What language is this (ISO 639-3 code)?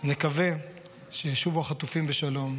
heb